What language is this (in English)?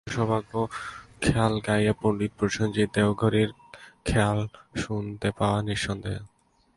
Bangla